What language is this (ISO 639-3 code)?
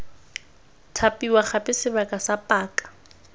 tsn